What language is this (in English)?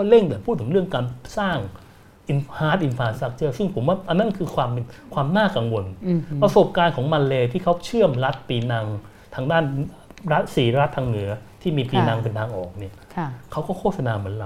Thai